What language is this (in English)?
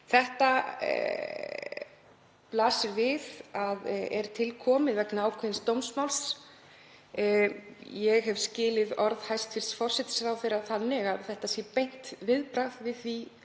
Icelandic